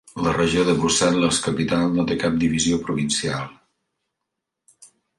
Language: Catalan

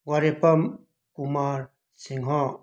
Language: Manipuri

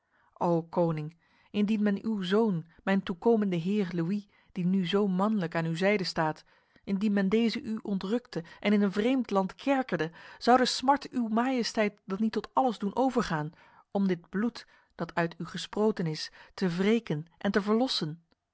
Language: Dutch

